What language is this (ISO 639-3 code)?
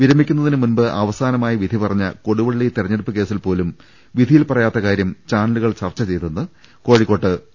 mal